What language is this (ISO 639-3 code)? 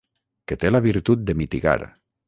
cat